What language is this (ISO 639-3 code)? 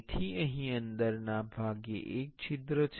guj